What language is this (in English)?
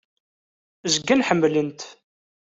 Kabyle